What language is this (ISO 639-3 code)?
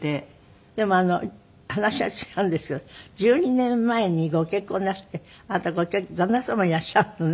jpn